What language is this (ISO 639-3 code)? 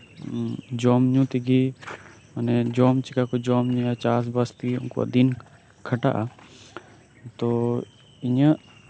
sat